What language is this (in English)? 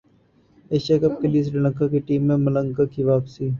Urdu